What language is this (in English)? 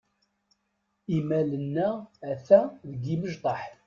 Kabyle